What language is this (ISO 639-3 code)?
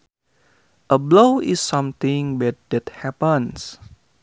sun